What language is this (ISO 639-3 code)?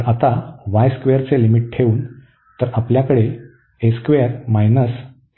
mar